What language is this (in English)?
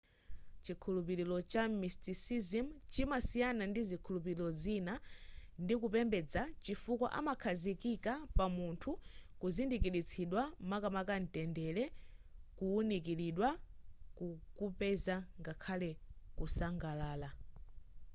Nyanja